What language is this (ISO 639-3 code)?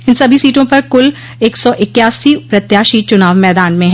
hin